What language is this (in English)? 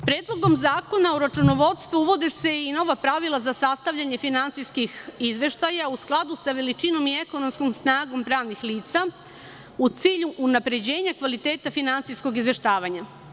Serbian